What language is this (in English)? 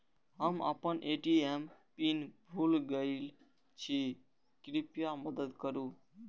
Maithili